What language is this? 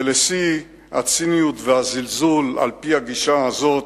Hebrew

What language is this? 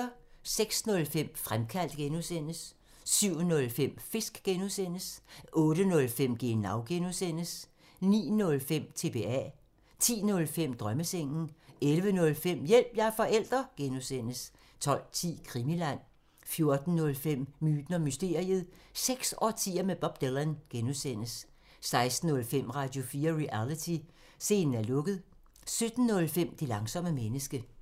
Danish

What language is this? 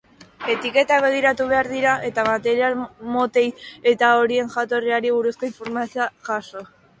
Basque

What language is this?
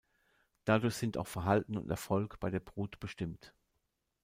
German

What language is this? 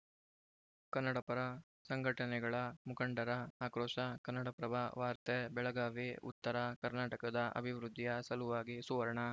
Kannada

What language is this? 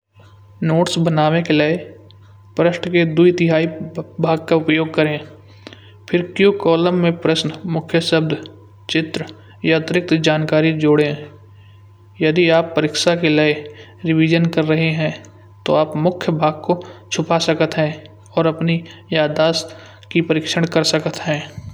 Kanauji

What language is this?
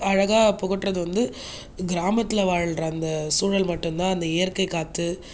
Tamil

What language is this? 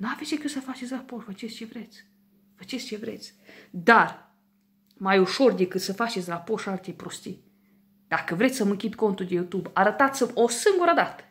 Romanian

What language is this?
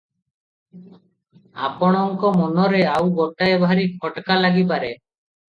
Odia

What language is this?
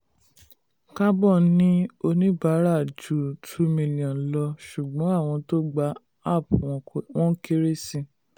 Yoruba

